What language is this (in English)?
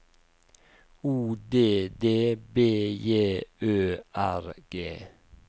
Norwegian